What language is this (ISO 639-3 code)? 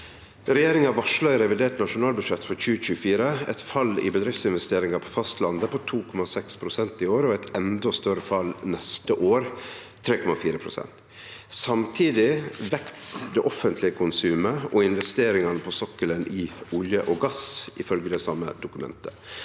nor